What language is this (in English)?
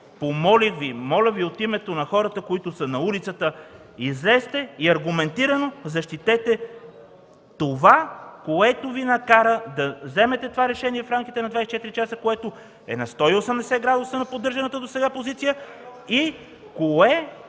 Bulgarian